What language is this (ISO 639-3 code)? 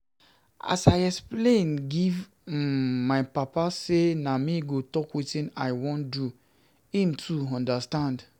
pcm